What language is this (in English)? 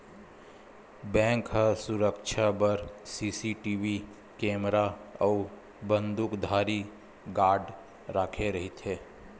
Chhattisgarhi